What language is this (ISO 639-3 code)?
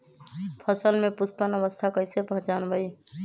mag